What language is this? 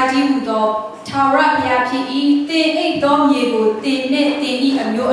Romanian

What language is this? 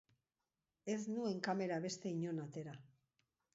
Basque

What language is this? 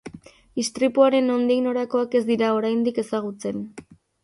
Basque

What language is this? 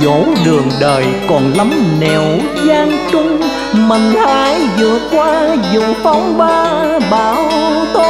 Vietnamese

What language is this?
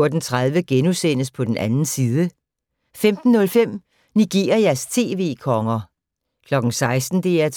Danish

